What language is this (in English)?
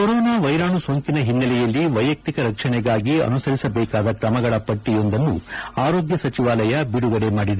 Kannada